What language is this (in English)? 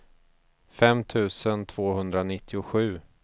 Swedish